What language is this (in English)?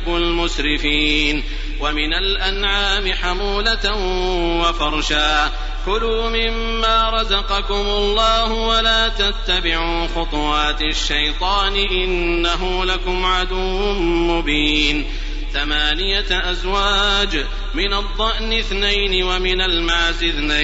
Arabic